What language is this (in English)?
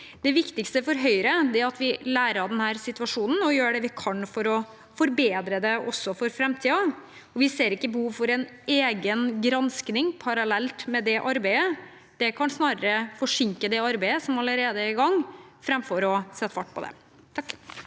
Norwegian